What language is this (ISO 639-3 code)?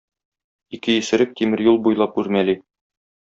tat